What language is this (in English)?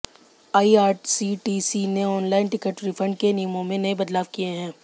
Hindi